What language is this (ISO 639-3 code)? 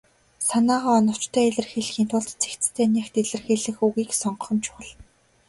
mon